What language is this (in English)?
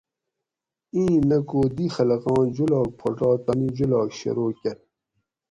Gawri